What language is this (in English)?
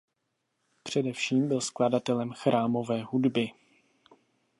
Czech